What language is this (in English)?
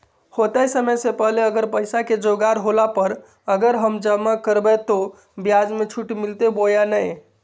Magahi